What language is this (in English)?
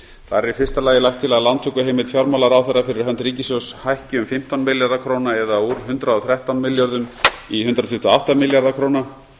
Icelandic